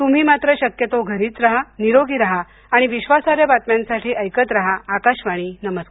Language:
Marathi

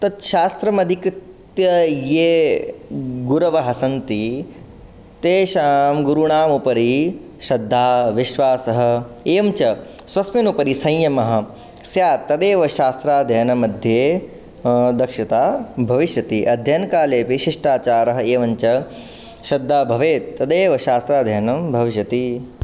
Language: Sanskrit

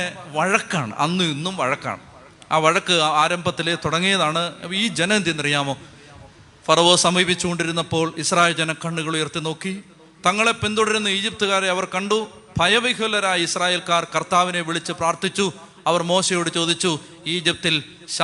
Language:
Malayalam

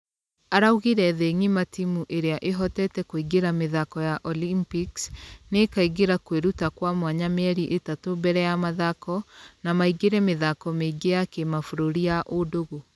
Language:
Kikuyu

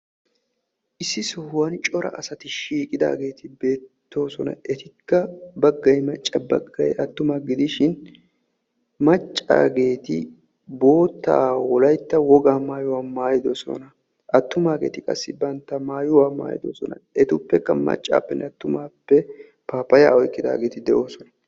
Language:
Wolaytta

